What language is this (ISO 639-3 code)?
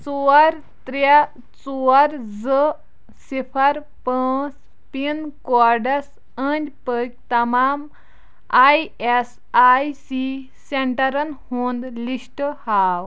kas